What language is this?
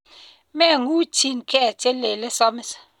Kalenjin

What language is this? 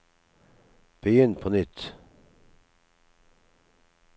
Norwegian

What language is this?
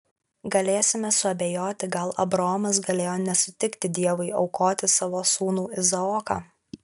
Lithuanian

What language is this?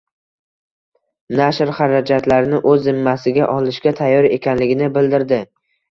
Uzbek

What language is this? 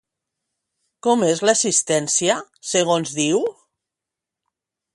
Catalan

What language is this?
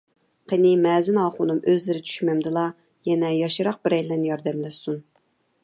Uyghur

